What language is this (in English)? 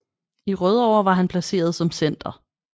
Danish